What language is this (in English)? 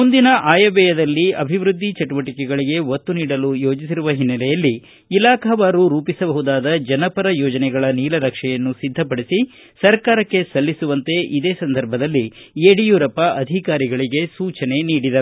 Kannada